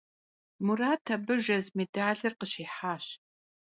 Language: Kabardian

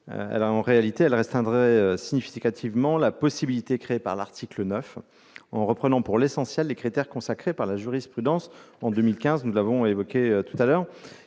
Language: French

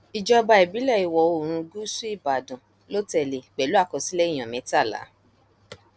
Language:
Yoruba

